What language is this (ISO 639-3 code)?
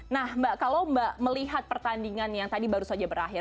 ind